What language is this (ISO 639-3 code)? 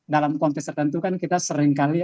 ind